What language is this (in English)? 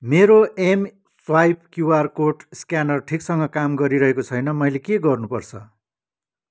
Nepali